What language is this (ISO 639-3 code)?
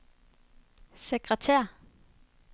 dan